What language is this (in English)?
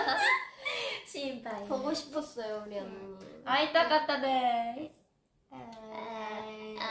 Korean